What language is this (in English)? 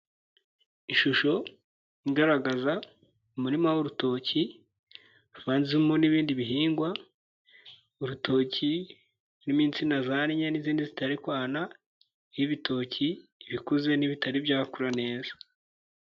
Kinyarwanda